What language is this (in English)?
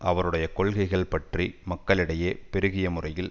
Tamil